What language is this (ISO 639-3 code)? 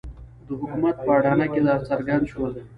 pus